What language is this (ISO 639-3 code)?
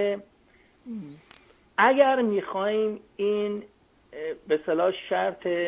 fas